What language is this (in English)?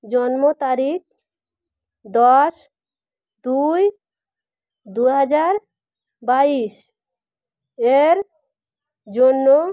Bangla